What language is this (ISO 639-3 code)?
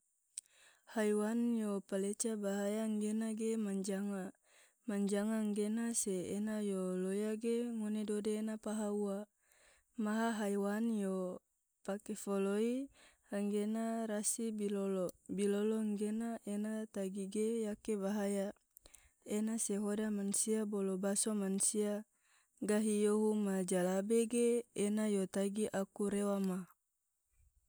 tvo